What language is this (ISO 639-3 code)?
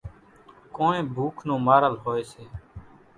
gjk